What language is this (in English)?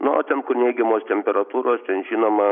Lithuanian